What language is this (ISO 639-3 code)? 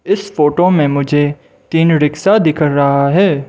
hin